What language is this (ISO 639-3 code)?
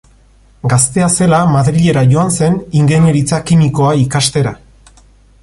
eus